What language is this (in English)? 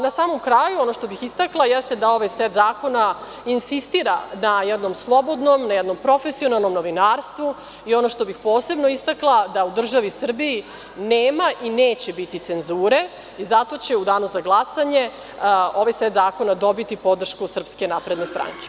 Serbian